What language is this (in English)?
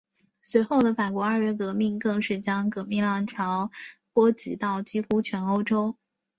Chinese